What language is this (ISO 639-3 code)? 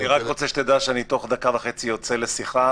heb